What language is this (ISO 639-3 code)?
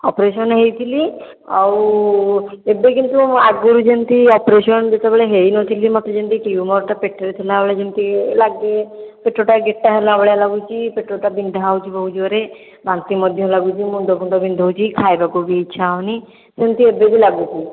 ori